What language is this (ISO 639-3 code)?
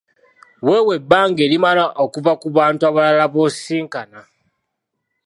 lug